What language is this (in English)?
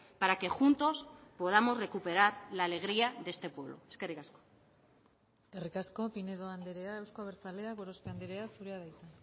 Basque